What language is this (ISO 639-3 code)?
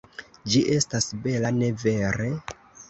epo